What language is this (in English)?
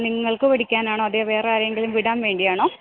Malayalam